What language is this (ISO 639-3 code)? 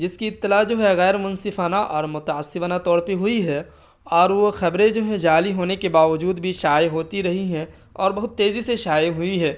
urd